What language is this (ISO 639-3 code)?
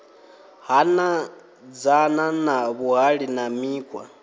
ven